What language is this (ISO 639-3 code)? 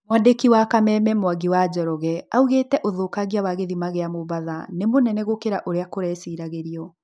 kik